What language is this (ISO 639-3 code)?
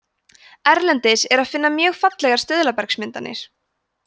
isl